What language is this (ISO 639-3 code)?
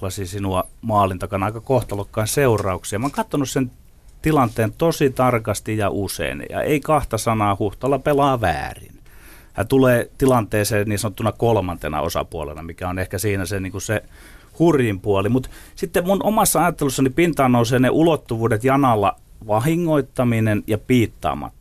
fin